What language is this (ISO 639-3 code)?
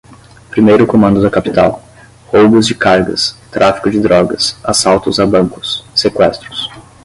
por